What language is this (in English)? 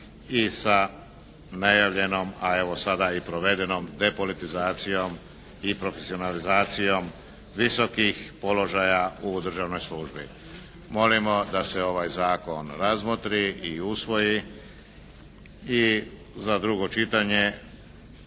Croatian